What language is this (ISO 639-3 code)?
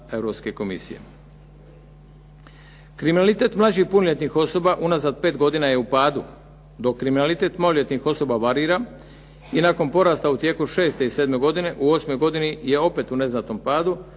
hrv